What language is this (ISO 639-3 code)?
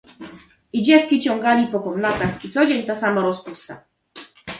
pol